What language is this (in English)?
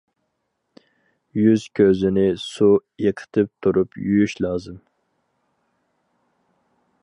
Uyghur